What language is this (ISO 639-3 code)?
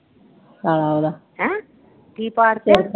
pan